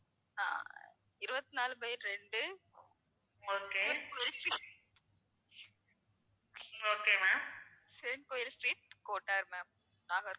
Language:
Tamil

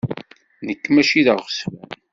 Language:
Kabyle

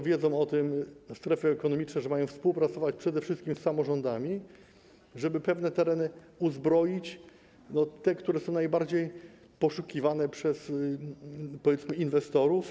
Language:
Polish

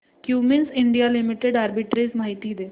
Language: Marathi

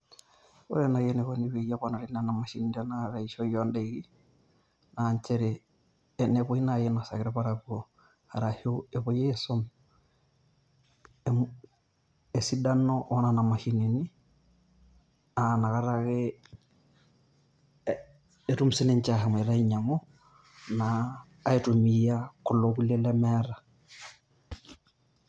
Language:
Masai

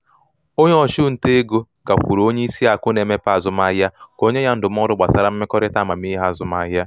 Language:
Igbo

